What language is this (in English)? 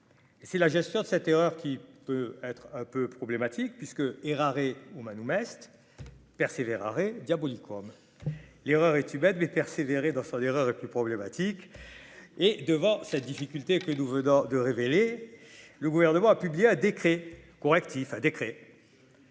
French